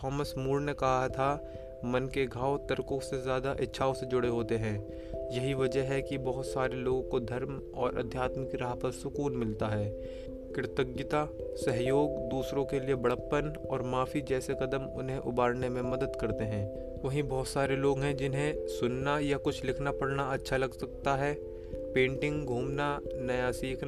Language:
Hindi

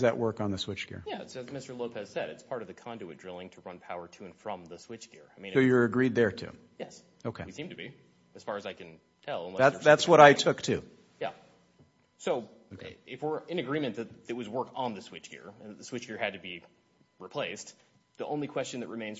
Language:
English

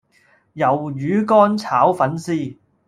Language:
Cantonese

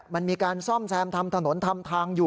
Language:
Thai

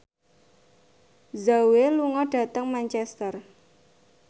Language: Javanese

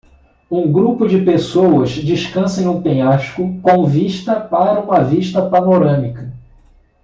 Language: Portuguese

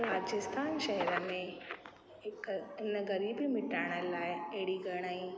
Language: Sindhi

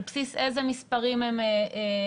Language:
Hebrew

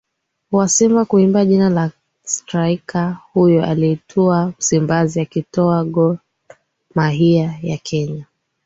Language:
Swahili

